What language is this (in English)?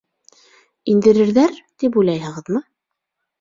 Bashkir